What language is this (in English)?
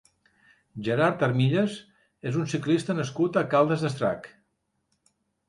Catalan